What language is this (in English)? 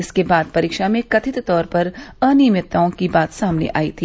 Hindi